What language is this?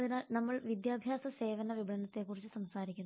Malayalam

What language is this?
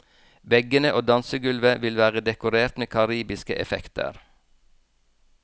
Norwegian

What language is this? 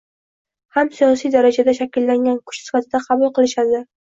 Uzbek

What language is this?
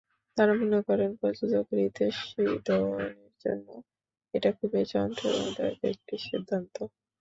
Bangla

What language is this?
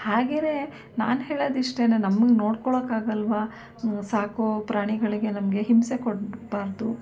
Kannada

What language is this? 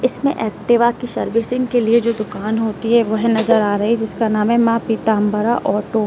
Hindi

